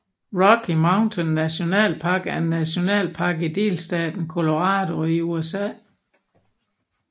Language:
Danish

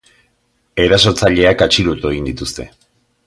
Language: Basque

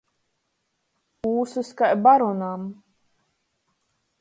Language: Latgalian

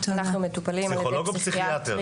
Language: Hebrew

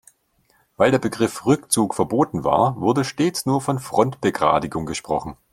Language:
German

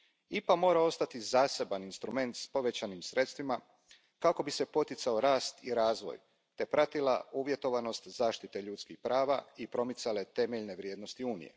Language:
Croatian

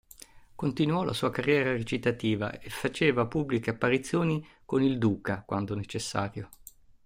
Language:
Italian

